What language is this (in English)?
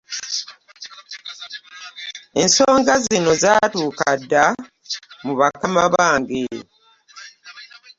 Ganda